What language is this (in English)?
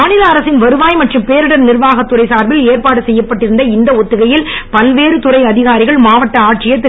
Tamil